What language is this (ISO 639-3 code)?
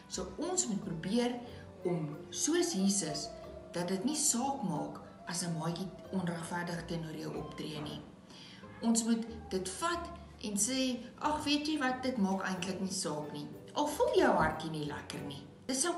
nld